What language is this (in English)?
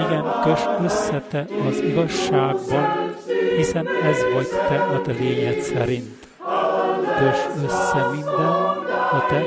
Hungarian